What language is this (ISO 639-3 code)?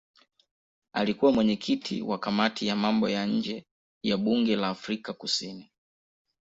swa